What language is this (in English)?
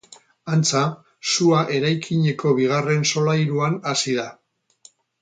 Basque